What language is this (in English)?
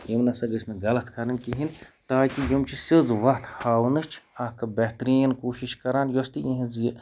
Kashmiri